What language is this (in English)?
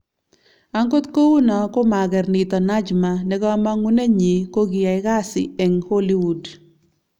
Kalenjin